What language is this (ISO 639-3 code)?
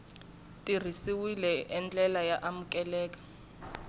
tso